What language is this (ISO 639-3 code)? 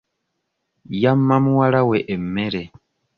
lug